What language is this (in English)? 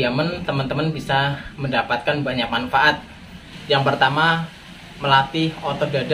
Indonesian